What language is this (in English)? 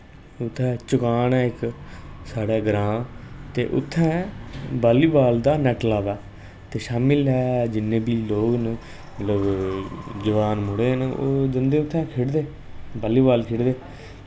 Dogri